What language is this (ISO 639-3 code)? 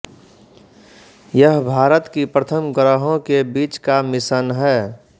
hin